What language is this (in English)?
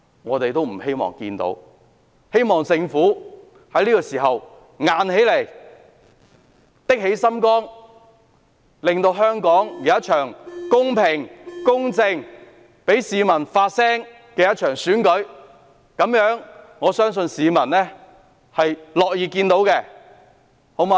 Cantonese